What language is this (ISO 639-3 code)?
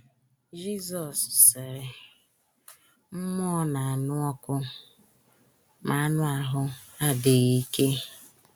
ibo